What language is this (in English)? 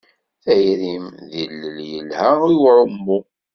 Kabyle